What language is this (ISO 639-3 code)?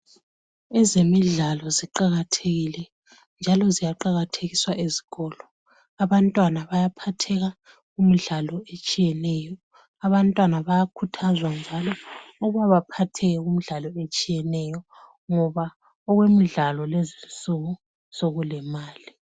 nde